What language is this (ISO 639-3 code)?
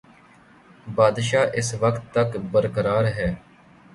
urd